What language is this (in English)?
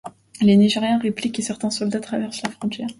French